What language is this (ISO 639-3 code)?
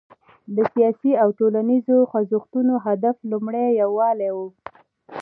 pus